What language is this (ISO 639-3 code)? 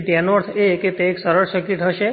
guj